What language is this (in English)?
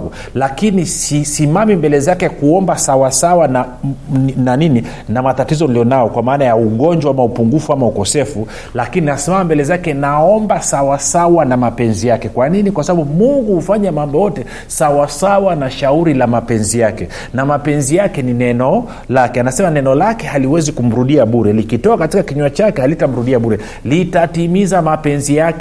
Swahili